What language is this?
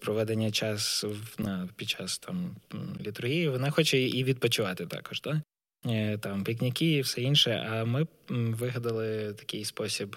Ukrainian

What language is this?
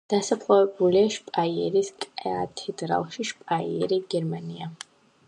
Georgian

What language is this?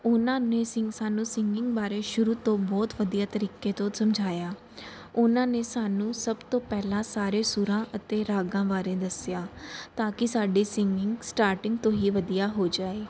Punjabi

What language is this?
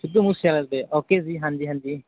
Punjabi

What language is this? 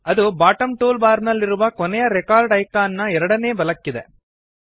Kannada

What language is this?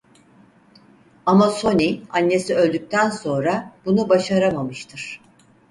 Turkish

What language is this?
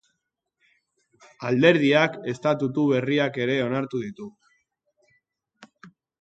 Basque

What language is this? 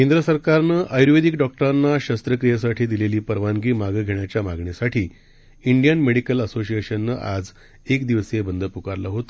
Marathi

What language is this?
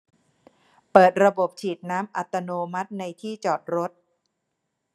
Thai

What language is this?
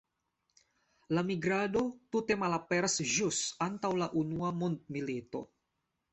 Esperanto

